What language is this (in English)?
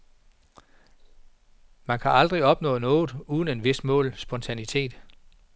Danish